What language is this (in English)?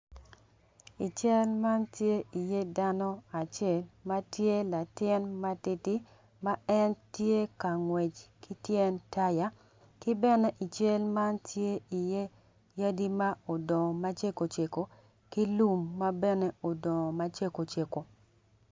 Acoli